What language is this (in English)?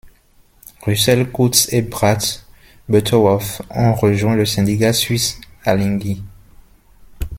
French